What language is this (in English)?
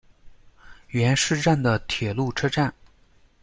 Chinese